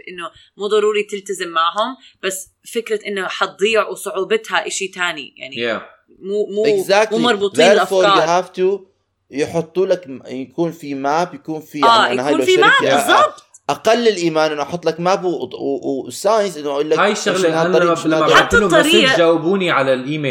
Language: Arabic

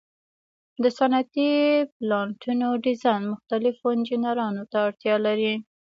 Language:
Pashto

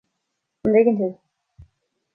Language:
Irish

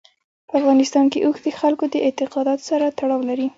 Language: Pashto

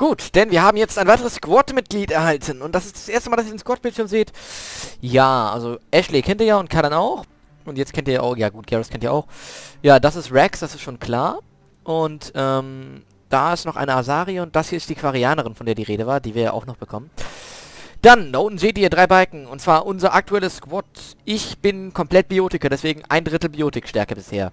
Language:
German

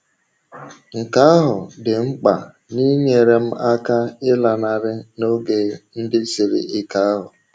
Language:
Igbo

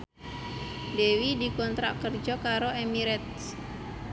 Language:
Javanese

